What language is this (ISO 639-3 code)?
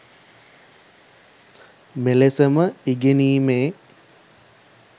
sin